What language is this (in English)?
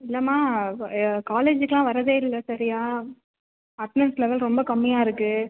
Tamil